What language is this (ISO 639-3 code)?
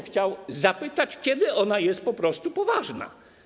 pol